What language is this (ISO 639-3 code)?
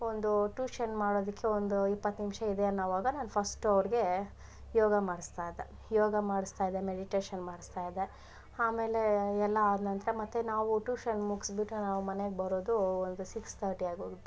kan